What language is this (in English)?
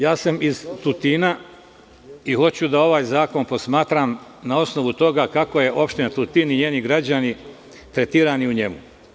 Serbian